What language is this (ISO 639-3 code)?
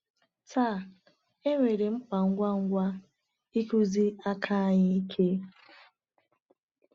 ibo